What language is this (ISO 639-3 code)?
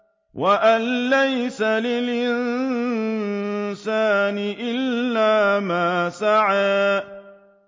ara